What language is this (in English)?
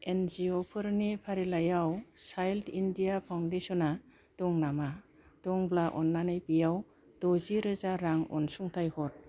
Bodo